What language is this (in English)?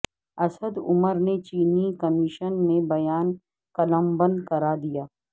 Urdu